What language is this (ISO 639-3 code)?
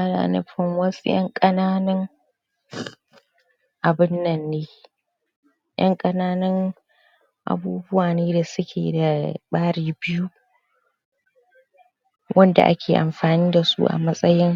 hau